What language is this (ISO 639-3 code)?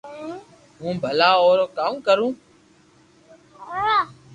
lrk